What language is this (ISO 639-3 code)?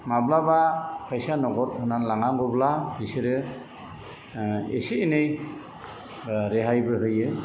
brx